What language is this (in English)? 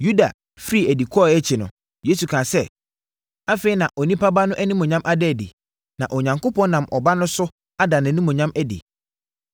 Akan